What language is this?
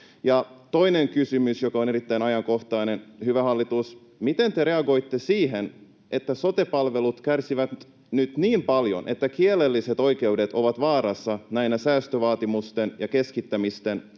Finnish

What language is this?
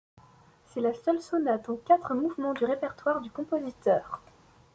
French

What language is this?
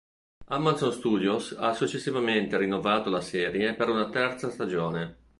Italian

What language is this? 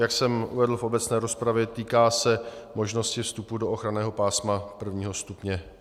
Czech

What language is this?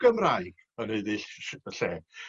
Welsh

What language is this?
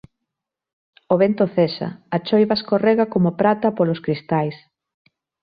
Galician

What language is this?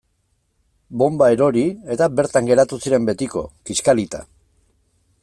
Basque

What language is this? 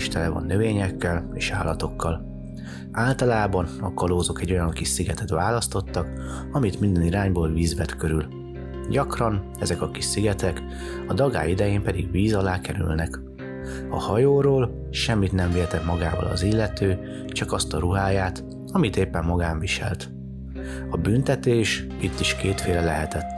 Hungarian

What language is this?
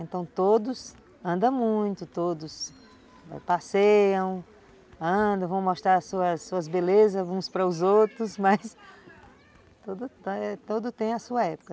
Portuguese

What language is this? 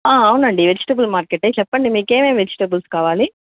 Telugu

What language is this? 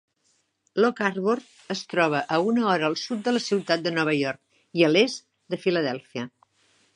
Catalan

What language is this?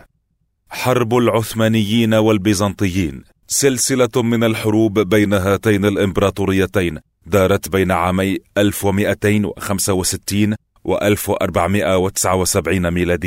Arabic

